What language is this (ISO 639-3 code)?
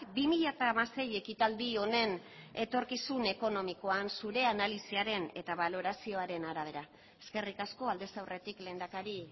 eus